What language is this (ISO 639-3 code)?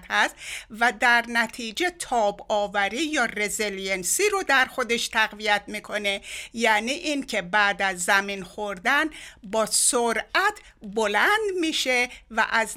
fas